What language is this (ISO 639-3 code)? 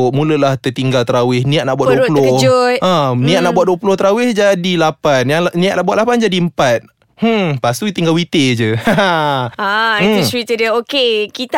msa